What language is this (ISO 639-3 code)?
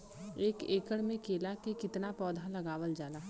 bho